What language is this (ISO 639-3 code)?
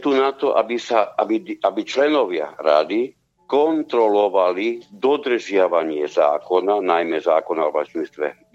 slk